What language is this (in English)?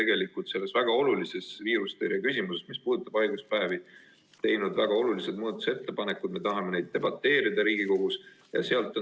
Estonian